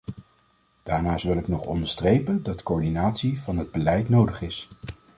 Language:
Dutch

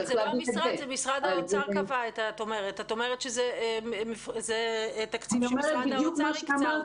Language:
Hebrew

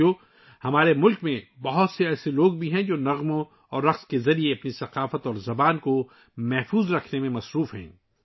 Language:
Urdu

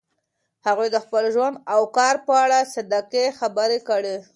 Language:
Pashto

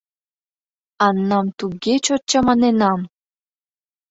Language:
Mari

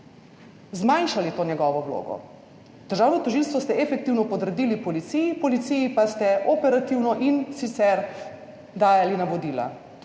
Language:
Slovenian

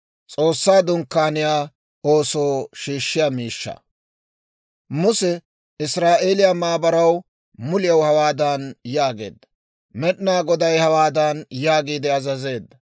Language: Dawro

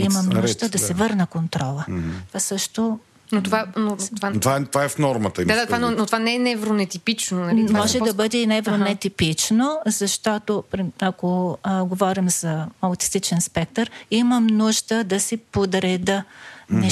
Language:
Bulgarian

